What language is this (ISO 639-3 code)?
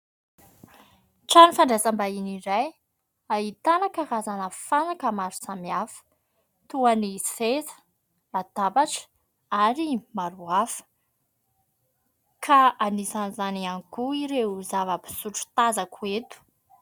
mlg